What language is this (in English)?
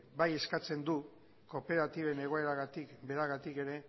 Basque